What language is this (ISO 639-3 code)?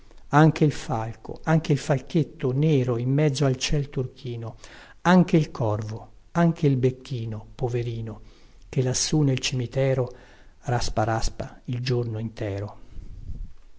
ita